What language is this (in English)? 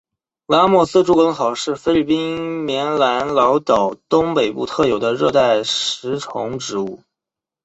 Chinese